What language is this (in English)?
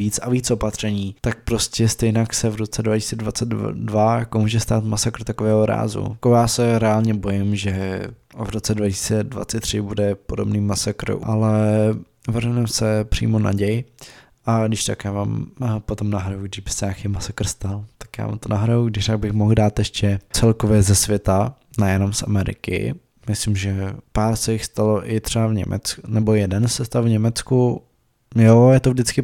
Czech